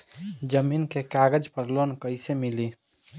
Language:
Bhojpuri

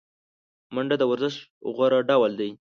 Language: Pashto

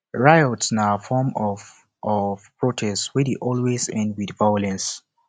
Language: Nigerian Pidgin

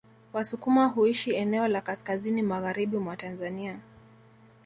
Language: Swahili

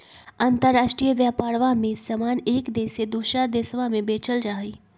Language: Magahi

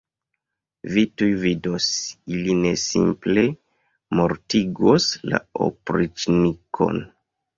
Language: Esperanto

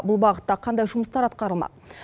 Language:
Kazakh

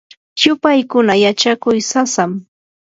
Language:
Yanahuanca Pasco Quechua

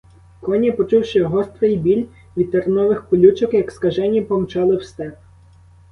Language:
Ukrainian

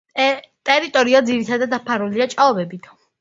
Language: Georgian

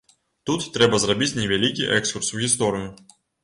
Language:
Belarusian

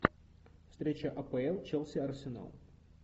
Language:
Russian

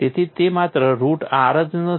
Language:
Gujarati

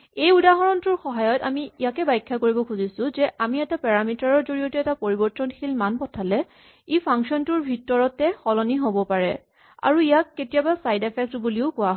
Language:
Assamese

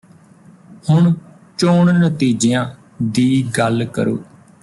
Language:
Punjabi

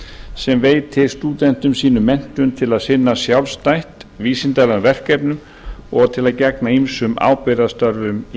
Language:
Icelandic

